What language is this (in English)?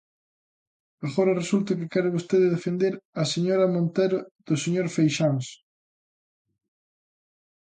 Galician